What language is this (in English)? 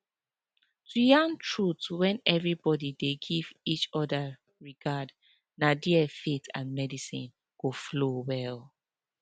Nigerian Pidgin